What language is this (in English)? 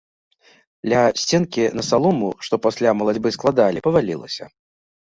Belarusian